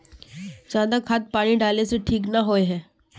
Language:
Magahi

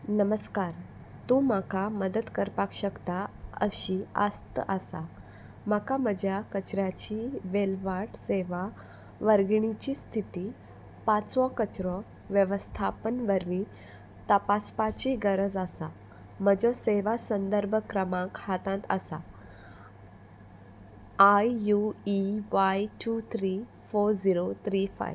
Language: Konkani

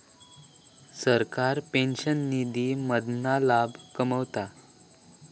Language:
Marathi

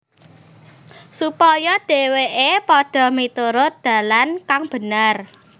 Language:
Javanese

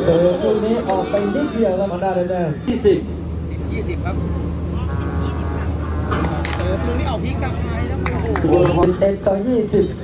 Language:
Thai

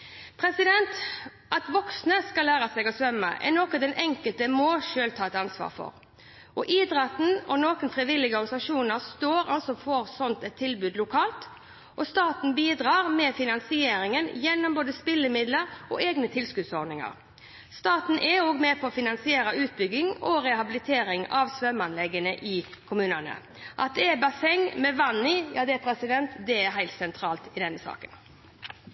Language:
Norwegian Bokmål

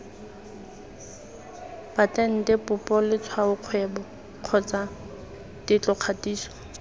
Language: Tswana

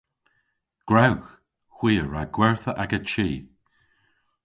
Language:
Cornish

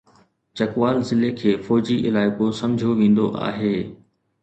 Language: Sindhi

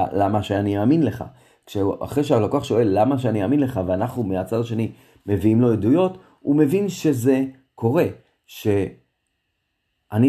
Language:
Hebrew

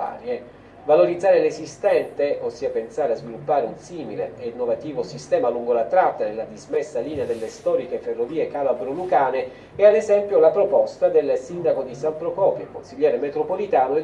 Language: Italian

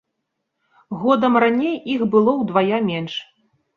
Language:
Belarusian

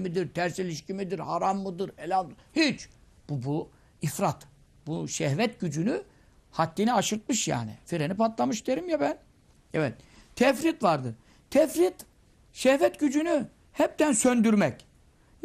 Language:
Turkish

